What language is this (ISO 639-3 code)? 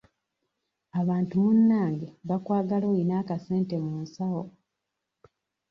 lug